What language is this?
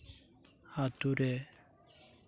Santali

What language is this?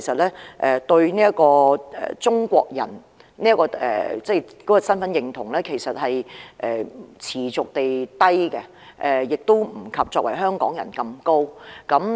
Cantonese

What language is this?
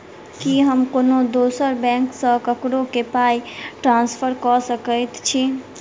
Maithili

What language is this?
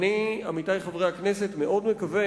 Hebrew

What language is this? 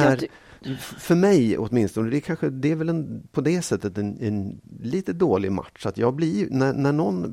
Swedish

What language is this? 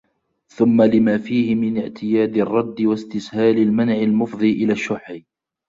Arabic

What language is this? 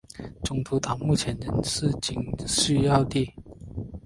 Chinese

